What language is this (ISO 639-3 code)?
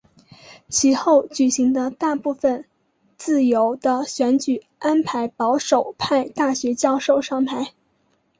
zho